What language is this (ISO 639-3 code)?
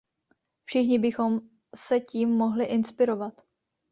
ces